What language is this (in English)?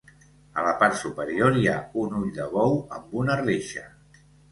Catalan